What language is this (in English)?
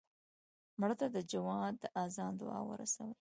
Pashto